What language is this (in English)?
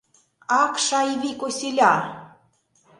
Mari